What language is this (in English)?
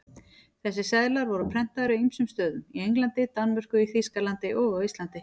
Icelandic